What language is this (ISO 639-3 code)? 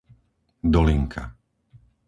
slk